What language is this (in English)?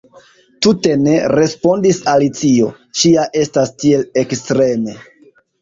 Esperanto